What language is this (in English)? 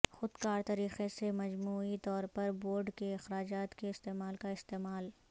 Urdu